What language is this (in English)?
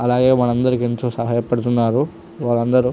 Telugu